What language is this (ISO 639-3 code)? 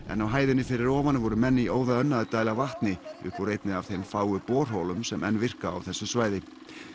isl